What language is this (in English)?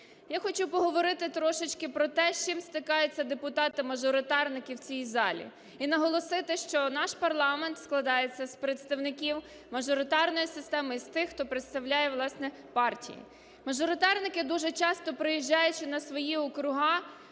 Ukrainian